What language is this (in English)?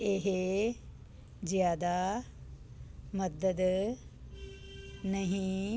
Punjabi